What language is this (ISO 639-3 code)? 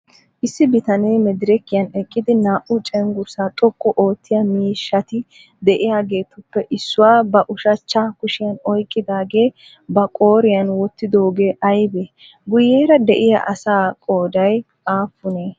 wal